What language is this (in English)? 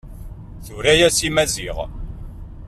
Kabyle